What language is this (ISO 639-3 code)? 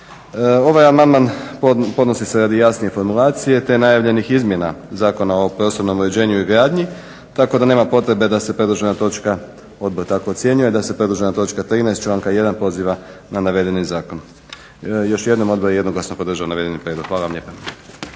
hrv